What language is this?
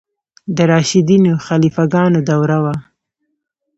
Pashto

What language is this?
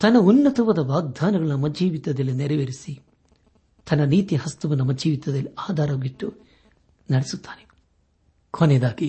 Kannada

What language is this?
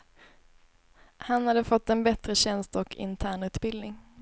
Swedish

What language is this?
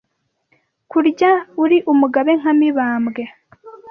Kinyarwanda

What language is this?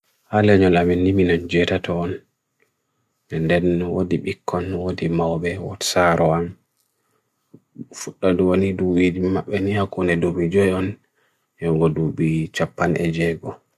Bagirmi Fulfulde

